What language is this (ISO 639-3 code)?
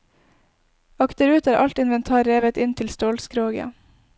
nor